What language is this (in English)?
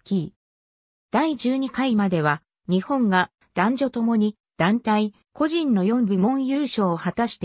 Japanese